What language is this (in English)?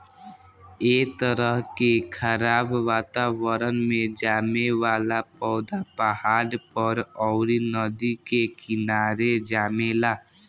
Bhojpuri